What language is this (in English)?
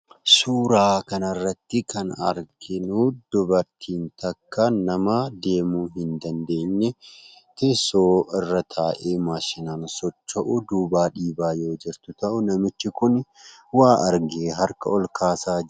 Oromo